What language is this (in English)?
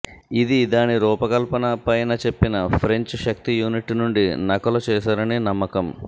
Telugu